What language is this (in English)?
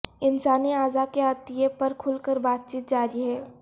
Urdu